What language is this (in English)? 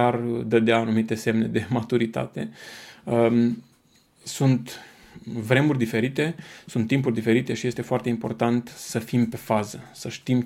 Romanian